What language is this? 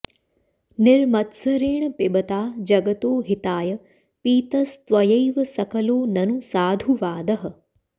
Sanskrit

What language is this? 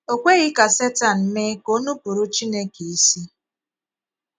Igbo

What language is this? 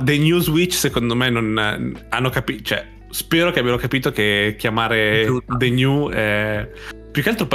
Italian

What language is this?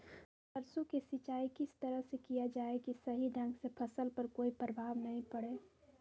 Magahi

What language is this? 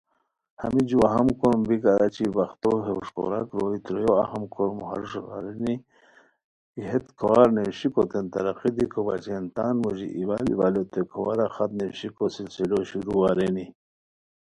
Khowar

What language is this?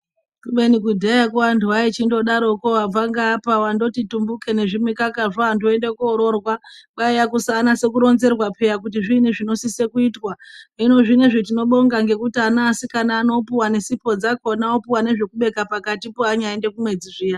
Ndau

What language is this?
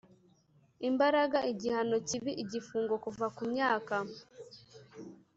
Kinyarwanda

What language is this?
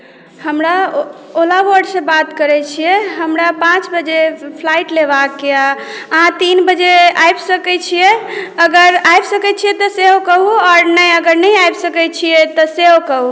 Maithili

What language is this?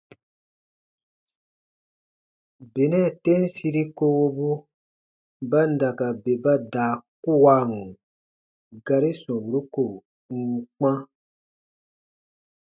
Baatonum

